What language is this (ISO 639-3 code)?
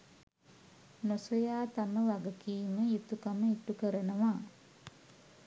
sin